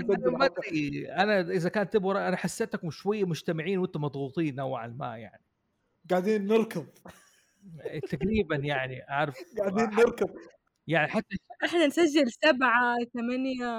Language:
Arabic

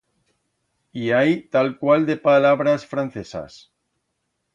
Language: Aragonese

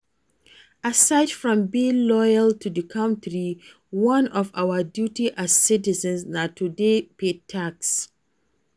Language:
Nigerian Pidgin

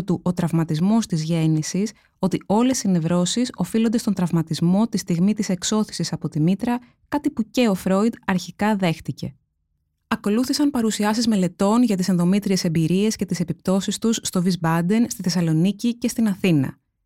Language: Greek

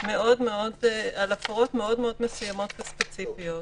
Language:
Hebrew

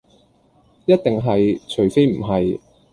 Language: Cantonese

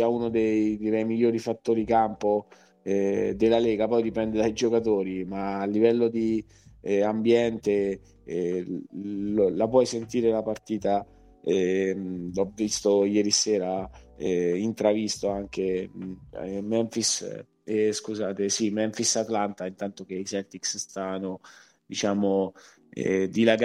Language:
Italian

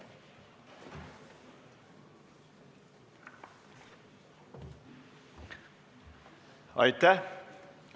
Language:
Estonian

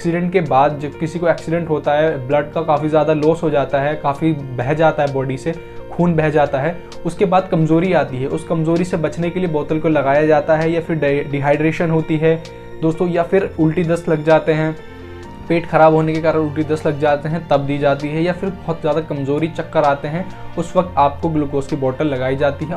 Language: Hindi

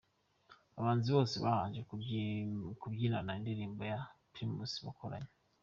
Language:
Kinyarwanda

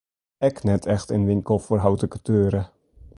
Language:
Western Frisian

